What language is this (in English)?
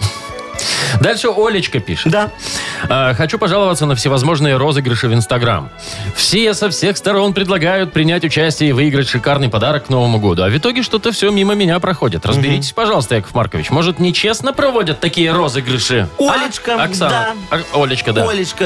Russian